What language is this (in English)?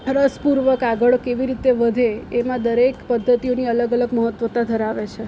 Gujarati